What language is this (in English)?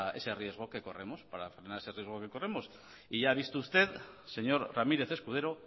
Spanish